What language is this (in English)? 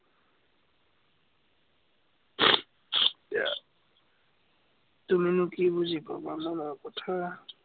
Assamese